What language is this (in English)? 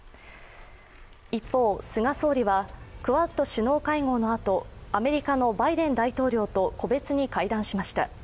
Japanese